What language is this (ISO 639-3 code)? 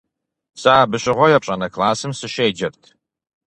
kbd